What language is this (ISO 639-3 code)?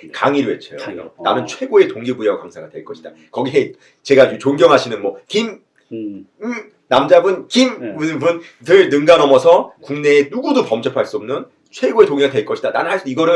kor